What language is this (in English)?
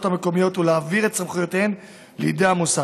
Hebrew